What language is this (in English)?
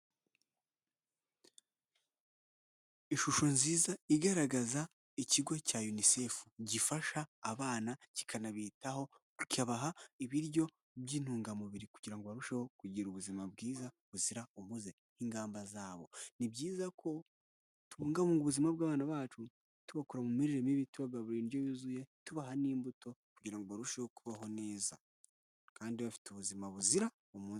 Kinyarwanda